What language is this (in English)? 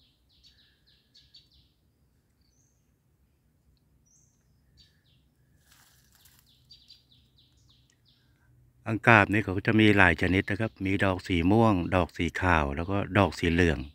Thai